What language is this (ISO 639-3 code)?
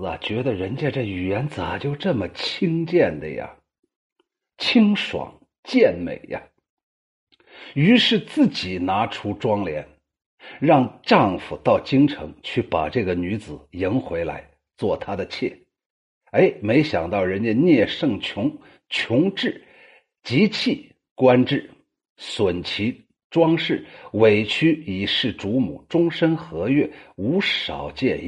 zho